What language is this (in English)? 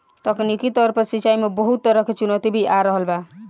Bhojpuri